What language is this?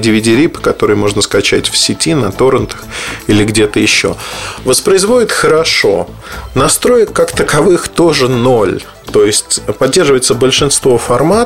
Russian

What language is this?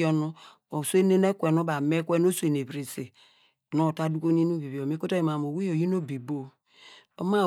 Degema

